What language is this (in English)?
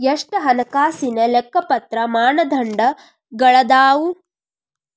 Kannada